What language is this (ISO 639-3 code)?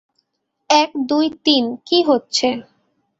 ben